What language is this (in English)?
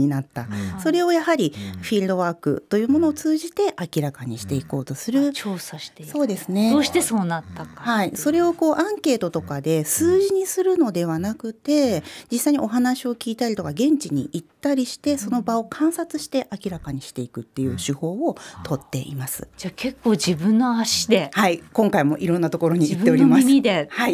Japanese